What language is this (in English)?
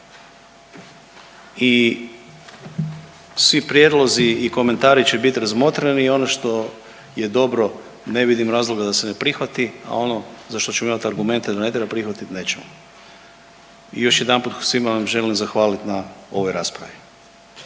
Croatian